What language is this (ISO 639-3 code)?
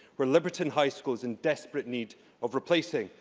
eng